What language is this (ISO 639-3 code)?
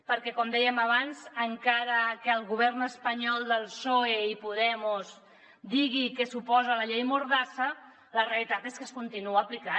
cat